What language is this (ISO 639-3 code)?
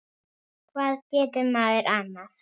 isl